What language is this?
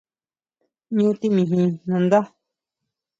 Huautla Mazatec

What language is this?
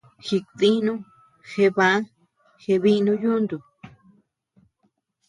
Tepeuxila Cuicatec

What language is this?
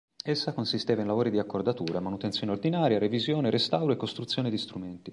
Italian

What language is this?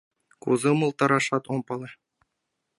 Mari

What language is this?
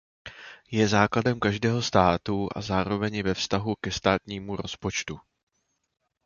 Czech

